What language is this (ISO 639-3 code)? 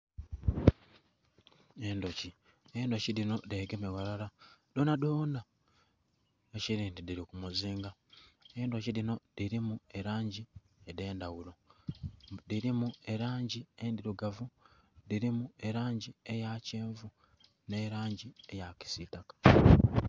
xog